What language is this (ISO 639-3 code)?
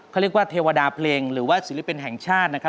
tha